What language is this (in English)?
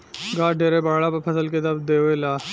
Bhojpuri